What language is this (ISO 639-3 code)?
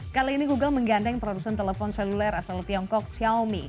ind